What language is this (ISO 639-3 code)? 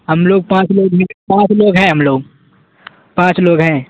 urd